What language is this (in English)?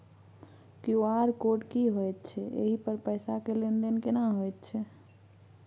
Maithili